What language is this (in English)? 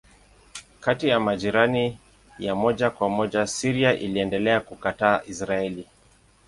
Swahili